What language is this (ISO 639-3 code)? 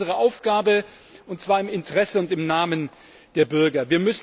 deu